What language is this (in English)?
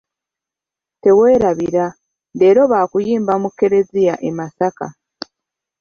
Ganda